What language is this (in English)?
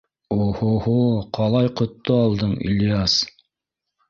Bashkir